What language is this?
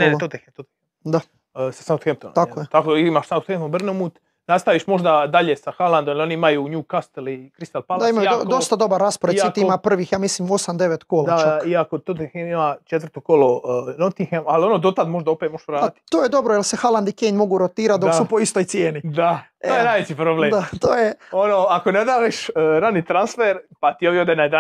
Croatian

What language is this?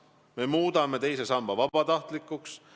Estonian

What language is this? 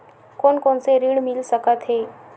Chhattisgarhi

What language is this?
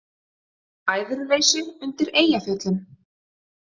Icelandic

